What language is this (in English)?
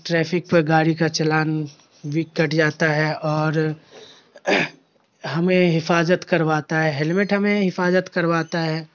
Urdu